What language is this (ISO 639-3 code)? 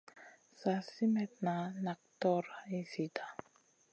mcn